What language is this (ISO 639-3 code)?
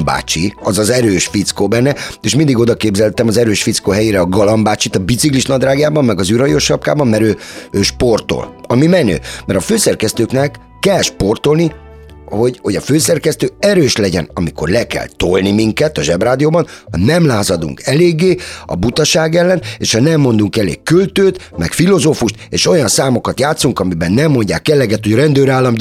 hun